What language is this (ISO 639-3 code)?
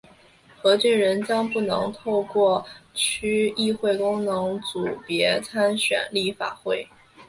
zho